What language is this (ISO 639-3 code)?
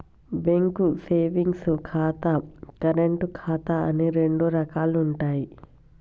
tel